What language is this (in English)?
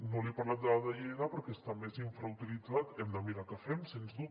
Catalan